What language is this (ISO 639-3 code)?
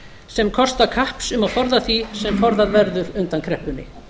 isl